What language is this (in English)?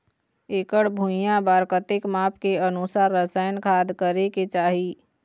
Chhattisgarhi